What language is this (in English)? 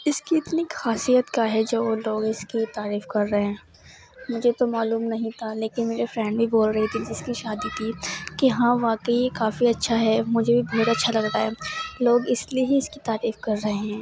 Urdu